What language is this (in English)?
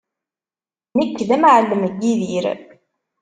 Kabyle